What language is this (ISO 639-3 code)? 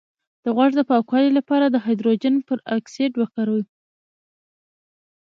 pus